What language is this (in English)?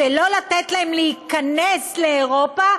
Hebrew